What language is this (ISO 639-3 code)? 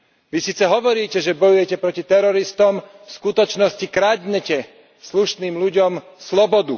slk